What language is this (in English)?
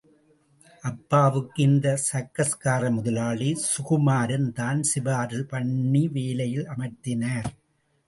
Tamil